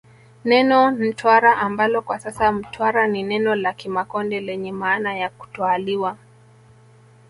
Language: Swahili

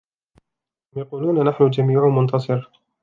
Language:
Arabic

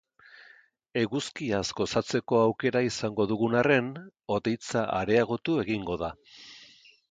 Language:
Basque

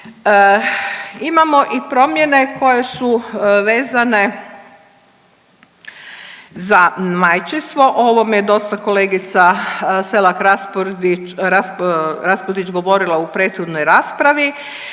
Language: Croatian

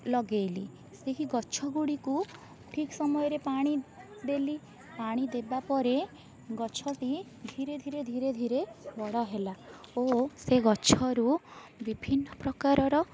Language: Odia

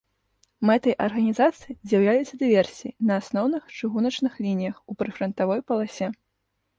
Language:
Belarusian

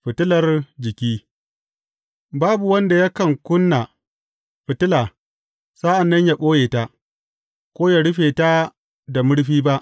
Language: Hausa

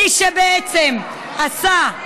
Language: Hebrew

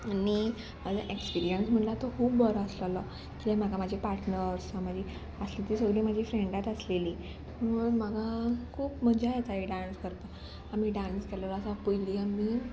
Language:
Konkani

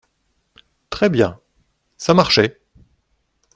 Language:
French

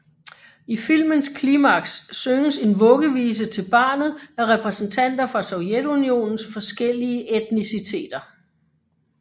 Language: Danish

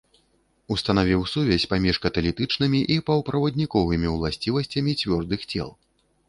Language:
Belarusian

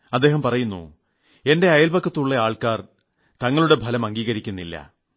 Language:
Malayalam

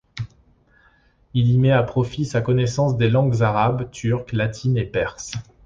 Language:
French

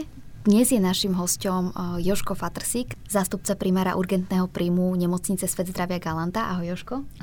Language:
Slovak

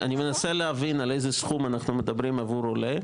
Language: Hebrew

